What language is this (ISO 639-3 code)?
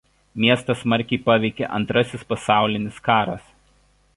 lit